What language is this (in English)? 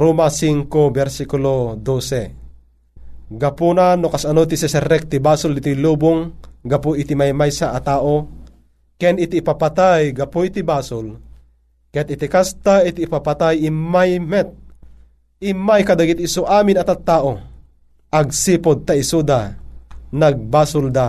Filipino